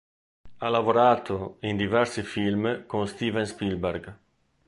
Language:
Italian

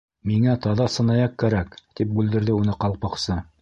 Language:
Bashkir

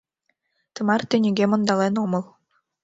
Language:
Mari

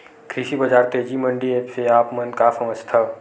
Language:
Chhattisgarhi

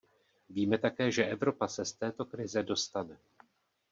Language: Czech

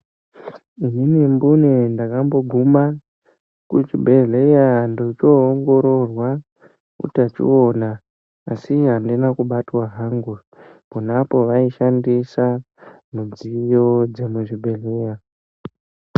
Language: Ndau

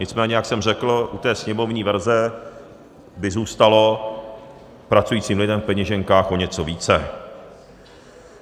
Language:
Czech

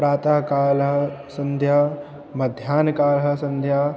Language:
Sanskrit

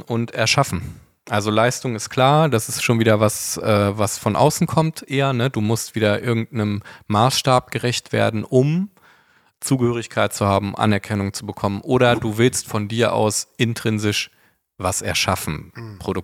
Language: German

